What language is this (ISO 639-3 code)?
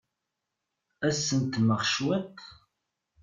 kab